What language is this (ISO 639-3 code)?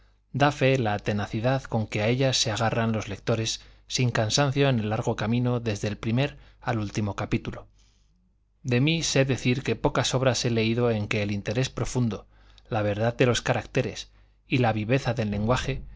spa